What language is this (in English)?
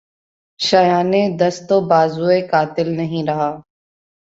Urdu